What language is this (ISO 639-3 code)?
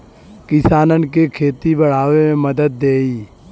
bho